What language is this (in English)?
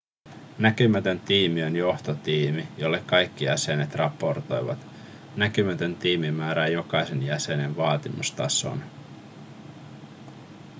Finnish